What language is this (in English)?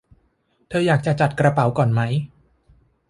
Thai